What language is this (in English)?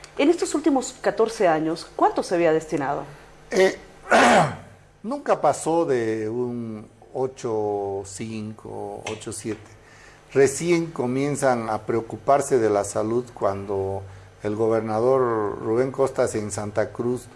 Spanish